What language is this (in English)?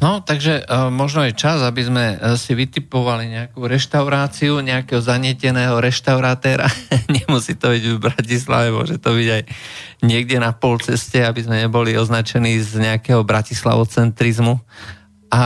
Slovak